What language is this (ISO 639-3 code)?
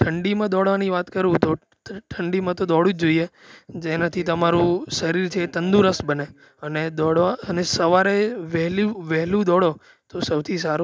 guj